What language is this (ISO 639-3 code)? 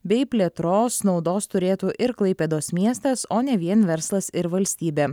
lit